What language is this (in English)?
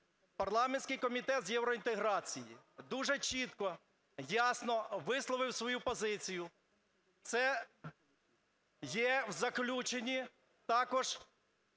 Ukrainian